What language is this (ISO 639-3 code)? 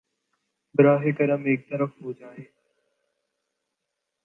urd